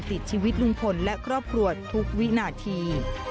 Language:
Thai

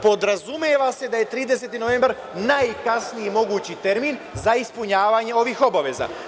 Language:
Serbian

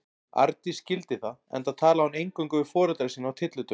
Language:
Icelandic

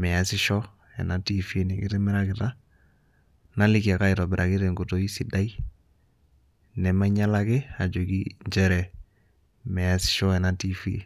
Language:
Masai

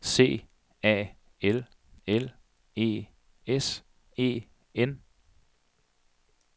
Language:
Danish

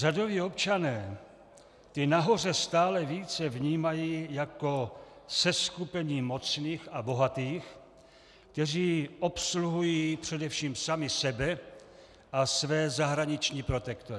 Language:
Czech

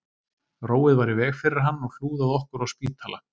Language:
Icelandic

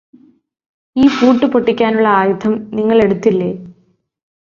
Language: Malayalam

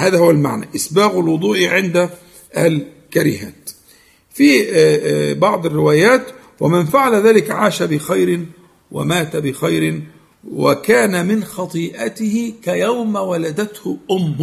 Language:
Arabic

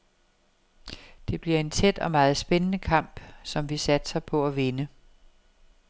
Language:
Danish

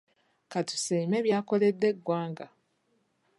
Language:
Ganda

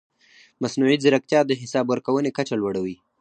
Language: Pashto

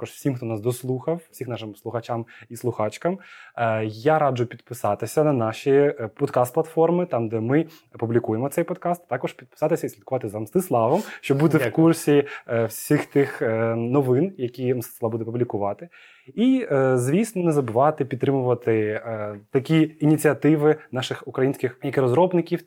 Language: Ukrainian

